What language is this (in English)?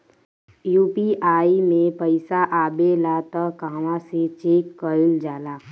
Bhojpuri